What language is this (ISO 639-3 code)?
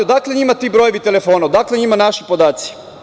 srp